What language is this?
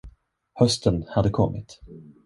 Swedish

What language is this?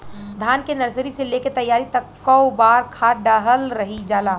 Bhojpuri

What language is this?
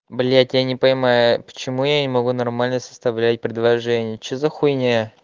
Russian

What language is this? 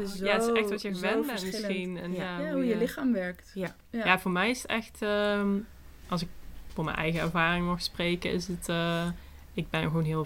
Dutch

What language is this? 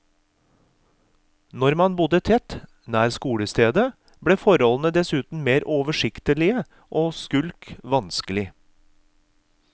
Norwegian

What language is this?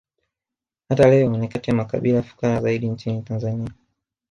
Swahili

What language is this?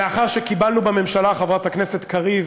Hebrew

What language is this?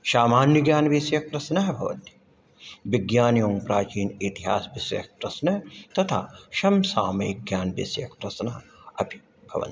Sanskrit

